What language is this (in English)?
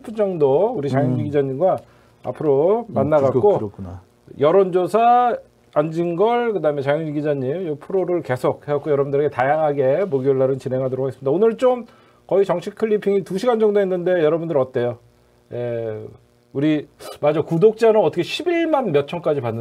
Korean